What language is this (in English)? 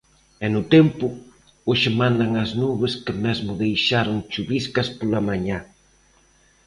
Galician